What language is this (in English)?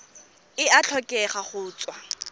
Tswana